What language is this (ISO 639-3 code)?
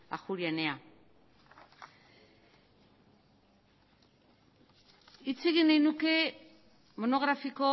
eus